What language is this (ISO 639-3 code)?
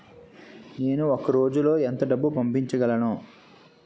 tel